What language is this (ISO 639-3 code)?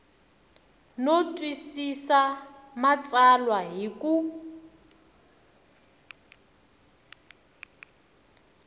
tso